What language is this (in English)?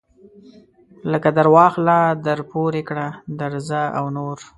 Pashto